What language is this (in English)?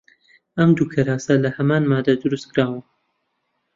Central Kurdish